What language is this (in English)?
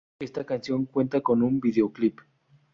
Spanish